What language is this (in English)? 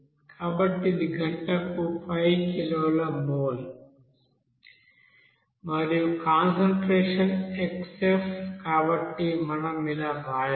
Telugu